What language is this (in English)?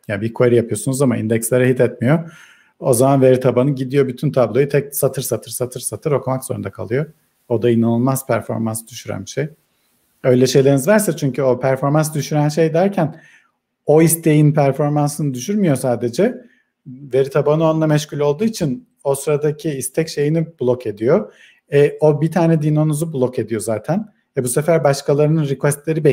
Turkish